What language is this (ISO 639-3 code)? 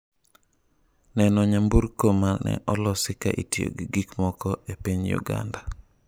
luo